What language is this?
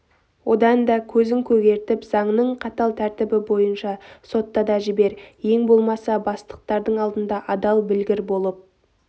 Kazakh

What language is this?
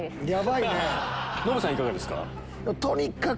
Japanese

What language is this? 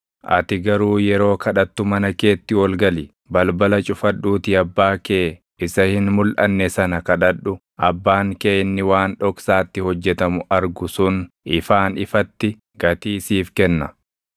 Oromo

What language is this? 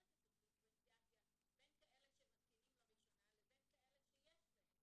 Hebrew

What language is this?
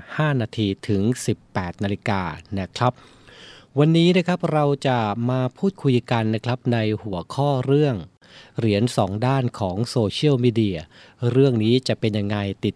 Thai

